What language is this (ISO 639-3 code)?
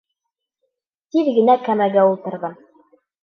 bak